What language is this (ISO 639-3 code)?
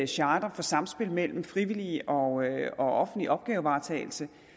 dan